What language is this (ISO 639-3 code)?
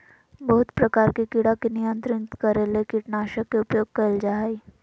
mag